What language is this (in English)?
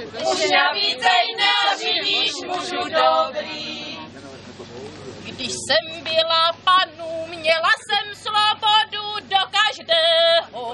Czech